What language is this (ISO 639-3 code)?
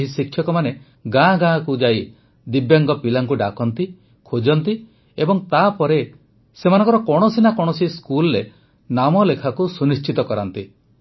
ori